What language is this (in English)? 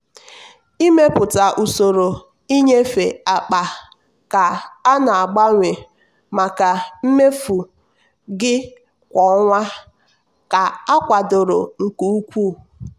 Igbo